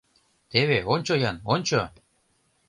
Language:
Mari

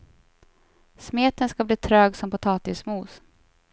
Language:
Swedish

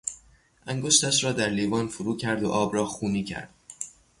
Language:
Persian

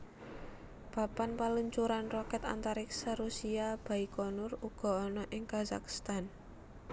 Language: Javanese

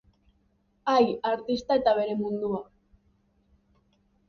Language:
Basque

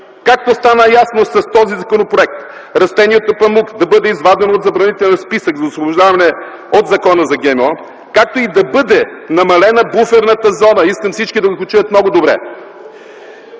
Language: Bulgarian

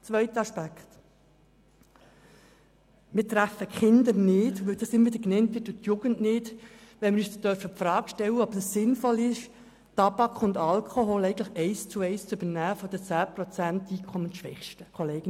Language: Swiss German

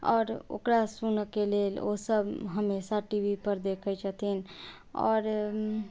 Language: Maithili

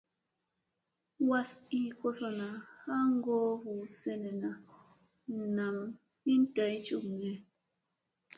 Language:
Musey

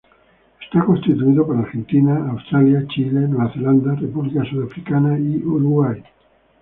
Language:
Spanish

